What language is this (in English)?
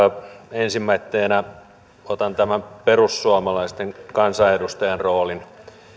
Finnish